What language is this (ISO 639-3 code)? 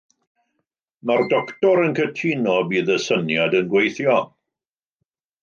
cym